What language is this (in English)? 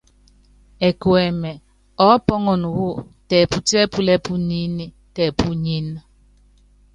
Yangben